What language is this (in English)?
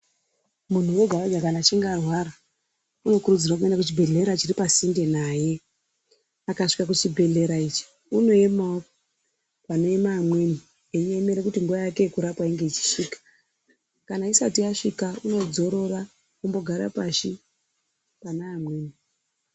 Ndau